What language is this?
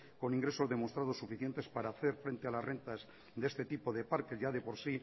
Spanish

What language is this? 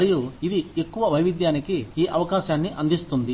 Telugu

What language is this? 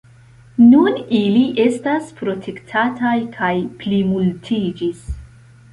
Esperanto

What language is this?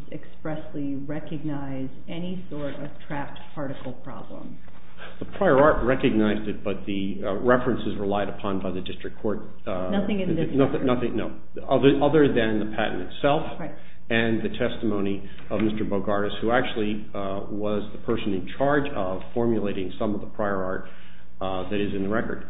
English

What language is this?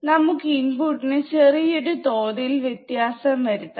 Malayalam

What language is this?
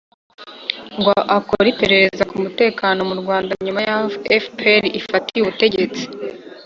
Kinyarwanda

